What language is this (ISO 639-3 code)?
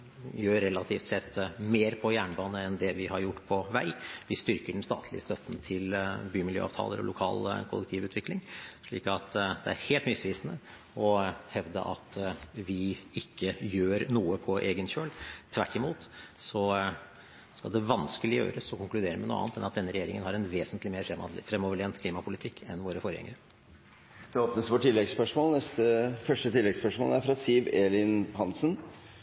nor